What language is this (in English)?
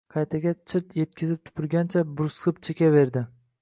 Uzbek